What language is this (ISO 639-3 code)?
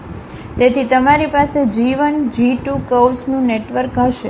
guj